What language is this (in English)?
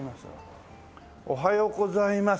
Japanese